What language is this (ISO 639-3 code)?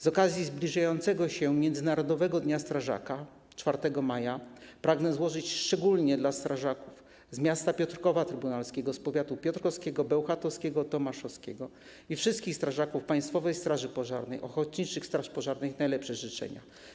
pol